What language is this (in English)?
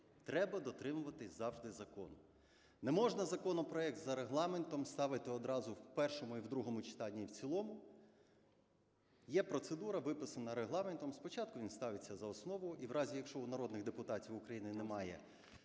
Ukrainian